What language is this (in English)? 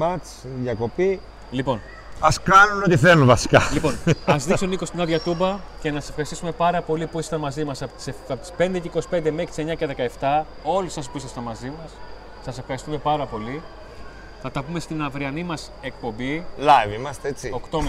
Greek